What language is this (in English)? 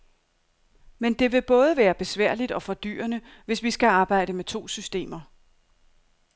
Danish